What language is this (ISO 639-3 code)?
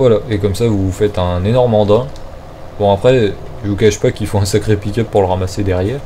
fra